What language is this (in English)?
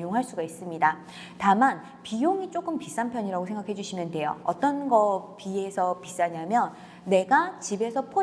Korean